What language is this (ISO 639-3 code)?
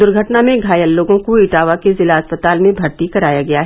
hin